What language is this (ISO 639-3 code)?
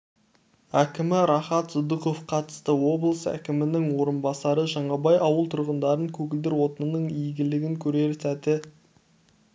kaz